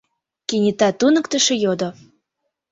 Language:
Mari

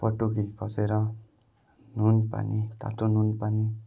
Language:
Nepali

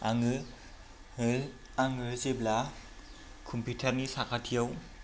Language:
Bodo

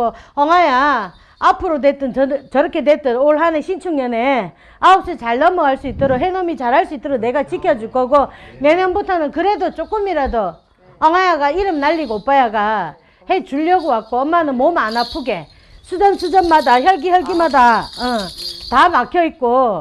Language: Korean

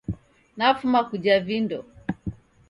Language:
Taita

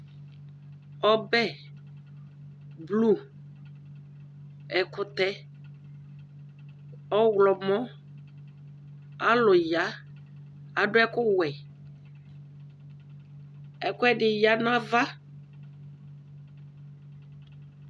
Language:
Ikposo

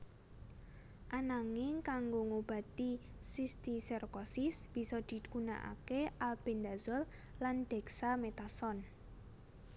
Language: Javanese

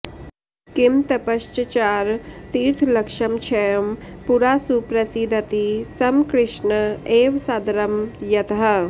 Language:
Sanskrit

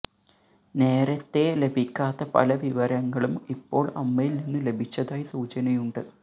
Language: Malayalam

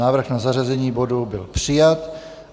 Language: Czech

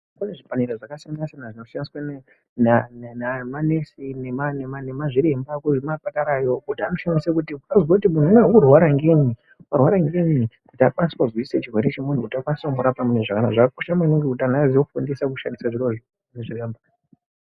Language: Ndau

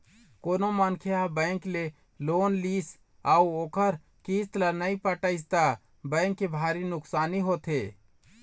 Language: Chhattisgarhi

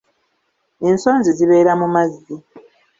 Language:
Ganda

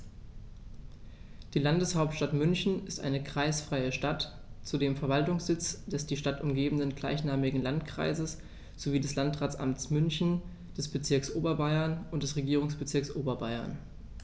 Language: German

